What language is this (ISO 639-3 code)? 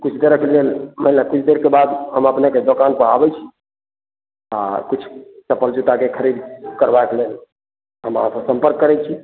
mai